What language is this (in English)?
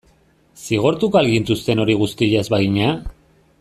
Basque